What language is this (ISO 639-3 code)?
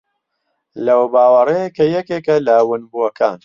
ckb